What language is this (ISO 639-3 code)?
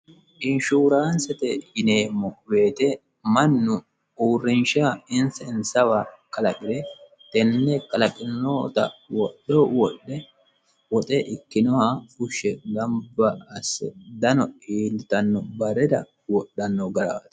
sid